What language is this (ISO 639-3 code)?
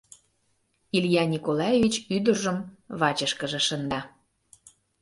chm